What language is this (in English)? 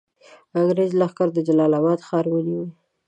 Pashto